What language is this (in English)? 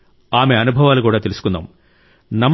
Telugu